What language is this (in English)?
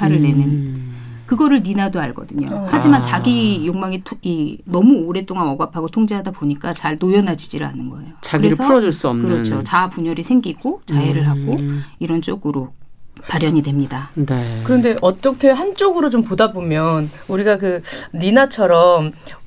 Korean